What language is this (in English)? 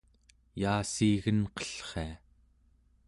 Central Yupik